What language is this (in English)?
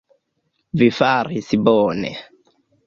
Esperanto